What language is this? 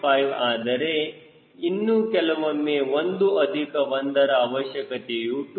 Kannada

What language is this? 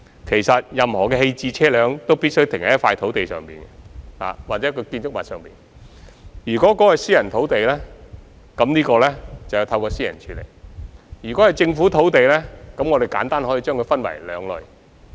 Cantonese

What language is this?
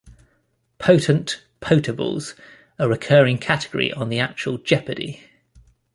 English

